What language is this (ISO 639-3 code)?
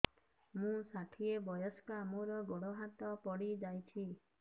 ori